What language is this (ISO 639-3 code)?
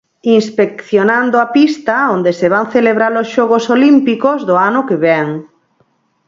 glg